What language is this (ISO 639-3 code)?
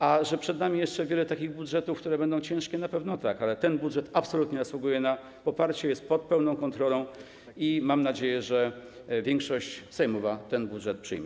pol